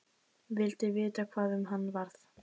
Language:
Icelandic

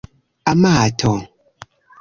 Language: Esperanto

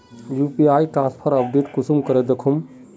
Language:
Magahi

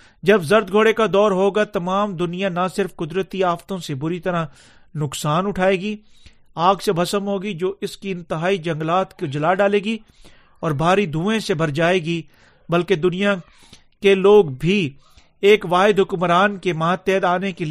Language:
Urdu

